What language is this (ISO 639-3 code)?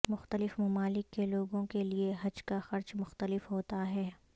urd